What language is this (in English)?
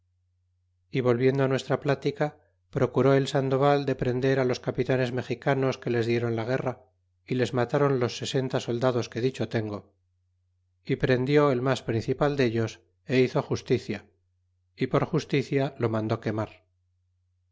Spanish